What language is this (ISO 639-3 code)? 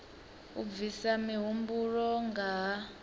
ven